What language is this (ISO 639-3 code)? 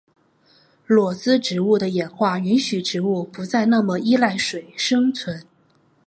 zho